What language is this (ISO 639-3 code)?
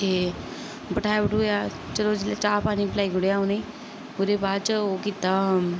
doi